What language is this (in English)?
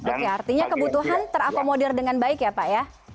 Indonesian